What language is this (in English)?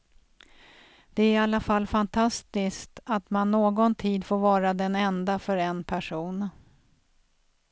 Swedish